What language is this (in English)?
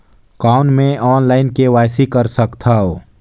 Chhattisgarhi